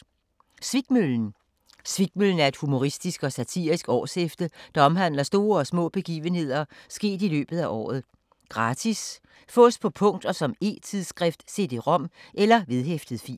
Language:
Danish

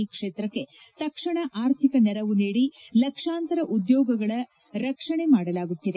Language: Kannada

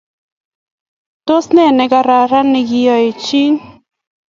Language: Kalenjin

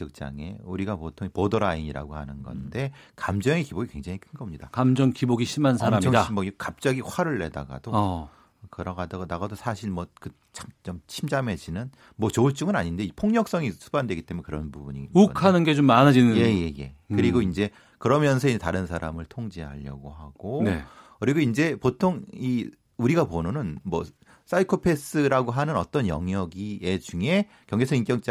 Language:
Korean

